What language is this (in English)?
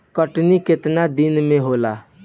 Bhojpuri